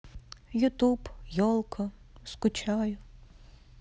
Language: Russian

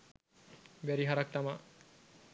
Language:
Sinhala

